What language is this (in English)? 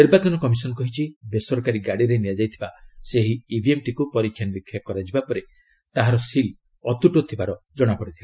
Odia